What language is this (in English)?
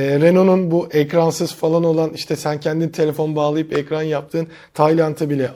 Turkish